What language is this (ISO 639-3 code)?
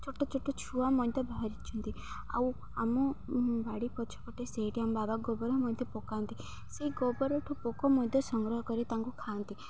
ori